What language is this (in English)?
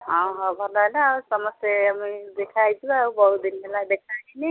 Odia